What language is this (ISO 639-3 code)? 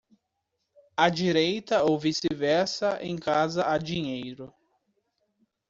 por